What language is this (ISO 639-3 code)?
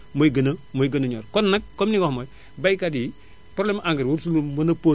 wol